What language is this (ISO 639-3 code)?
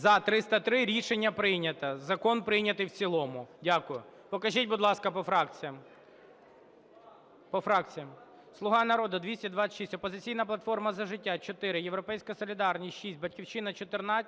ukr